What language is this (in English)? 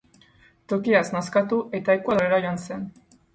Basque